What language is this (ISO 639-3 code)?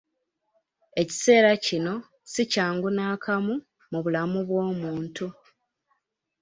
lug